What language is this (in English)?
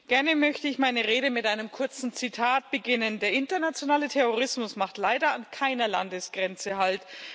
German